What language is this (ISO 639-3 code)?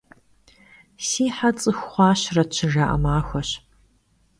kbd